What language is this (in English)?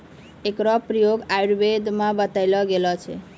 Maithili